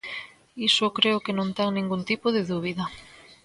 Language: Galician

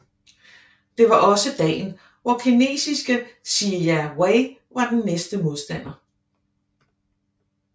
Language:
Danish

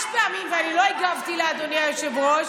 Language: Hebrew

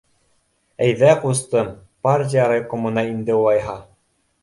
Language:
Bashkir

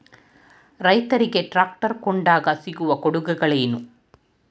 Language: Kannada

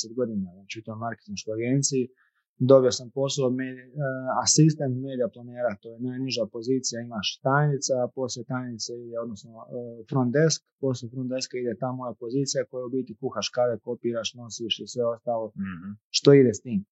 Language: Croatian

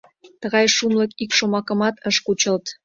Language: Mari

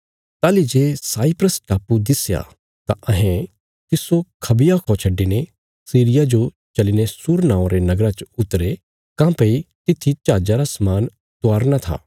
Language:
Bilaspuri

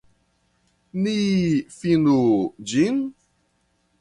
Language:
Esperanto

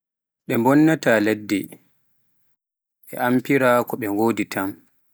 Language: Pular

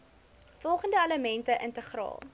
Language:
Afrikaans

